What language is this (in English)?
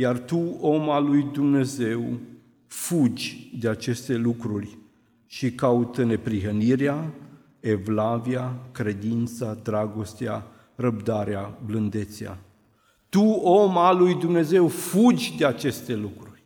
Romanian